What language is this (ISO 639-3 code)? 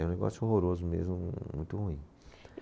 por